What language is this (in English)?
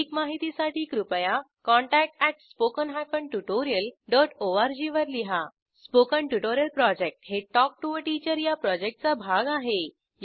Marathi